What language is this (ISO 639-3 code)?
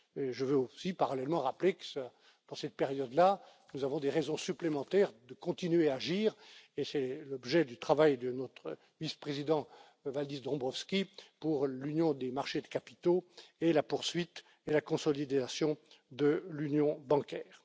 fra